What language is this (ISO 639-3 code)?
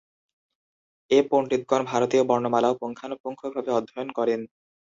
ben